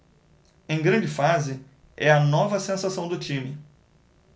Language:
Portuguese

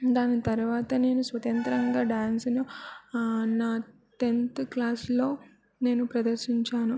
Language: Telugu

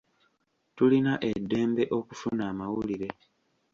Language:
Ganda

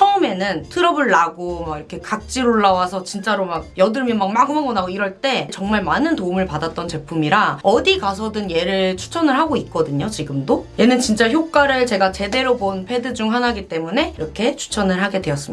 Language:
Korean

